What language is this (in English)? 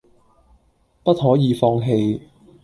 Cantonese